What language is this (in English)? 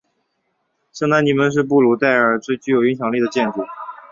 Chinese